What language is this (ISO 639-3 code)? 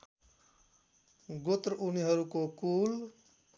nep